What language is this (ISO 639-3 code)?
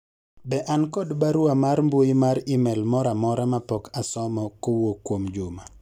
luo